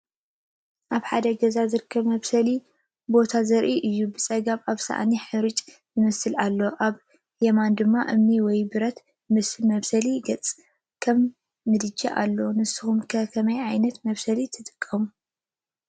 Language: Tigrinya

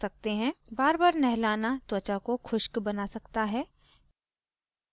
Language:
Hindi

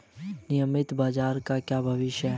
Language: Hindi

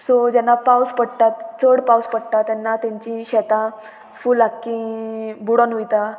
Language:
Konkani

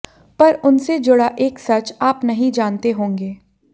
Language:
Hindi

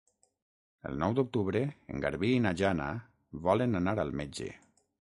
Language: Catalan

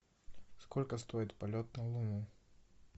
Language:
Russian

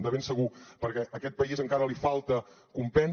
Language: Catalan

